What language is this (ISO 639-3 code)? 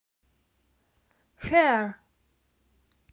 rus